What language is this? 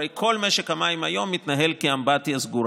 Hebrew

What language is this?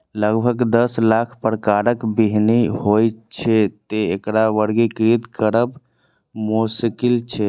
Maithili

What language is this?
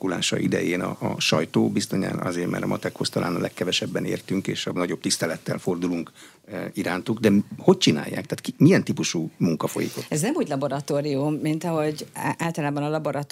Hungarian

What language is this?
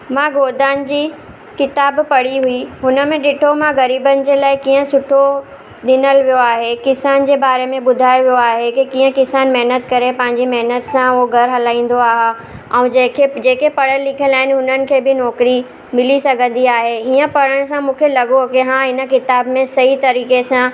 Sindhi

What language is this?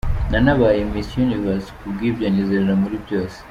Kinyarwanda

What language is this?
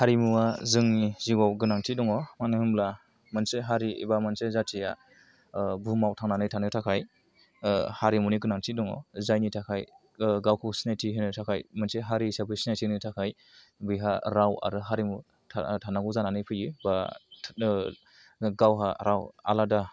Bodo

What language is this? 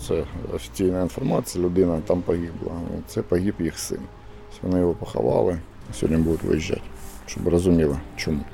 Ukrainian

